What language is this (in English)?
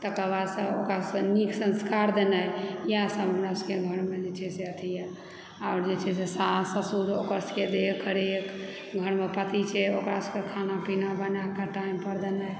Maithili